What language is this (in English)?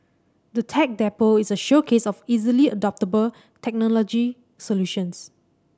English